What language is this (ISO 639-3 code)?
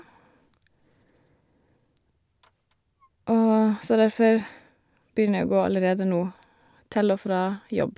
nor